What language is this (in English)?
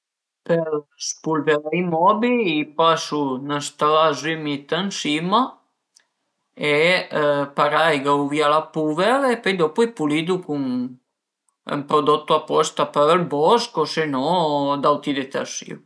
Piedmontese